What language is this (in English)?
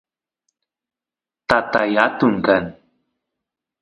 Santiago del Estero Quichua